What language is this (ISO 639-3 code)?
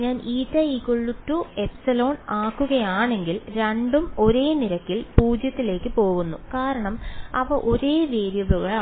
mal